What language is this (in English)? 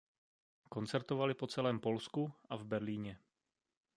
Czech